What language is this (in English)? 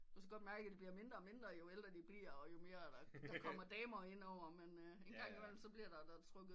Danish